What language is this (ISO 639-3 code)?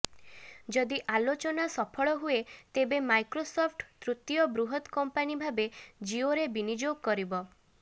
ori